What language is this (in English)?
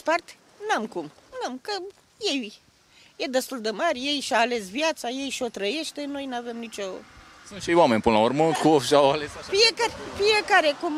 Romanian